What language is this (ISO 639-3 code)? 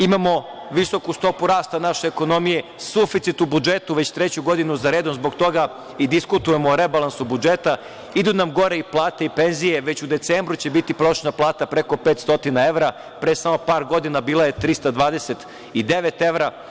srp